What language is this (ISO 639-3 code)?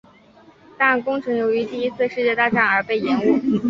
zho